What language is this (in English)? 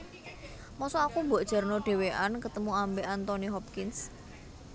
Javanese